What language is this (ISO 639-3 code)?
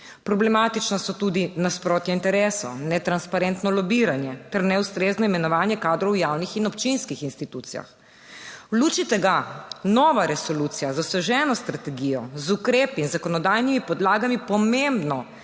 slv